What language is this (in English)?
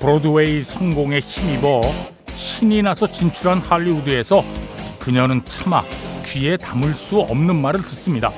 Korean